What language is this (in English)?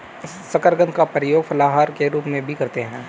Hindi